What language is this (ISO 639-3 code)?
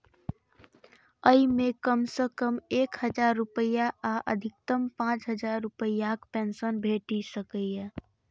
mai